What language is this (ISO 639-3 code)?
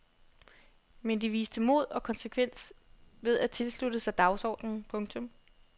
dan